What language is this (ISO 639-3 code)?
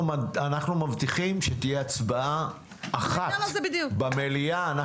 heb